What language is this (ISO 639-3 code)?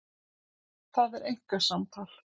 isl